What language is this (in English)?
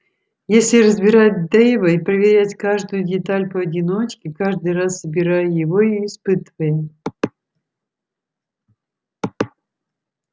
Russian